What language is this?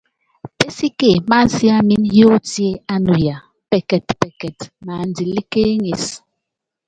Yangben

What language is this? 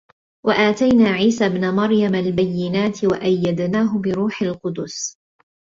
Arabic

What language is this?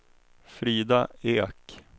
Swedish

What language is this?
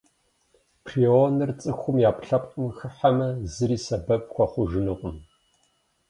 Kabardian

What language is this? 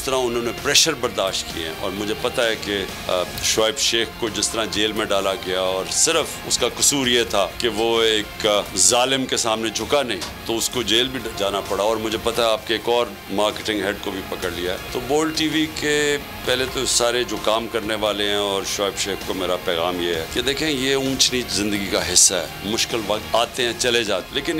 Hindi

